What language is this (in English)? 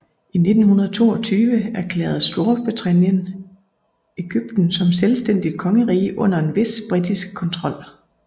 Danish